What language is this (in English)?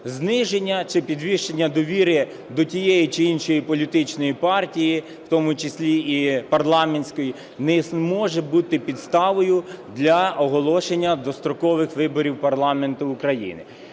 Ukrainian